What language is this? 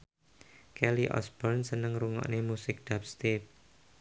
Javanese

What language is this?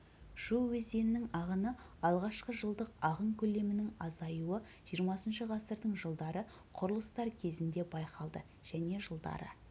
Kazakh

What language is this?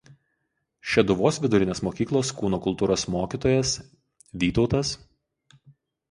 Lithuanian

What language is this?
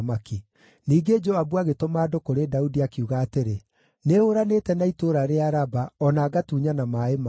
Kikuyu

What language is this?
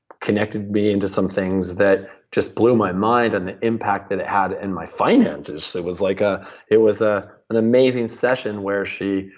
English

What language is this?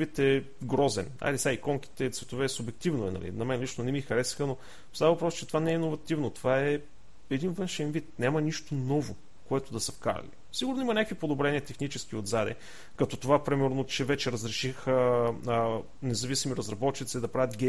Bulgarian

